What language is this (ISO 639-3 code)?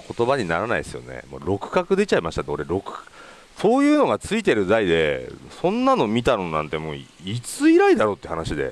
jpn